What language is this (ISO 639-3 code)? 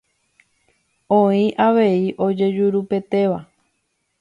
grn